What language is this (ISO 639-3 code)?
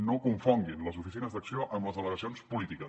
cat